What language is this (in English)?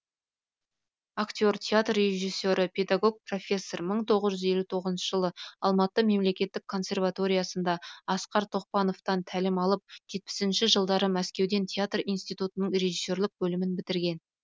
Kazakh